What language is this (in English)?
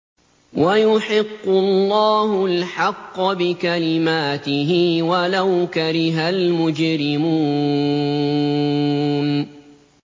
Arabic